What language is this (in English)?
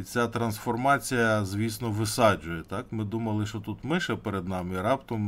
Ukrainian